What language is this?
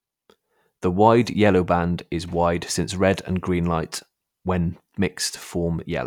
English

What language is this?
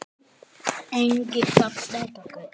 Icelandic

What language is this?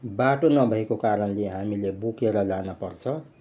Nepali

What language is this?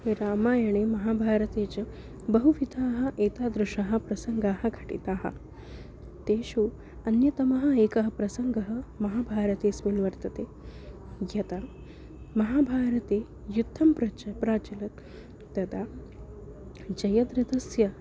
Sanskrit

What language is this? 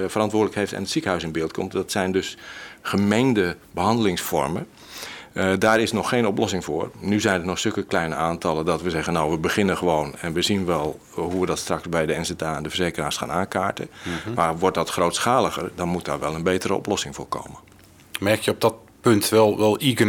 Dutch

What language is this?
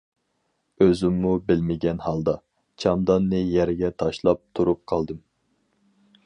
Uyghur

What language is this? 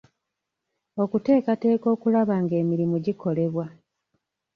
Ganda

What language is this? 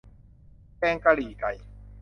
Thai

